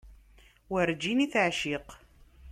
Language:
Kabyle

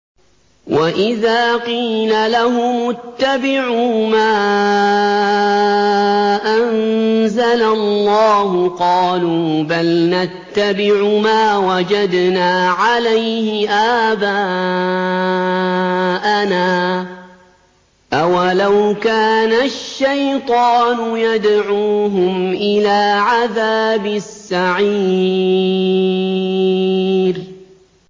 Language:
Arabic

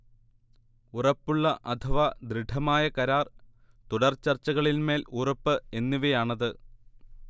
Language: Malayalam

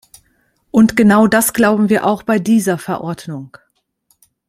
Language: German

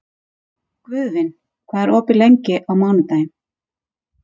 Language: Icelandic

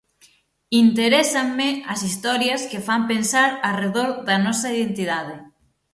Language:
Galician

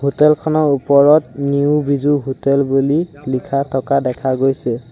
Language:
Assamese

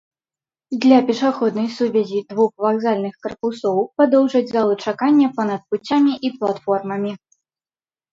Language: Belarusian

